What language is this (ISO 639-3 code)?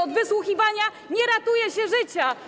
pol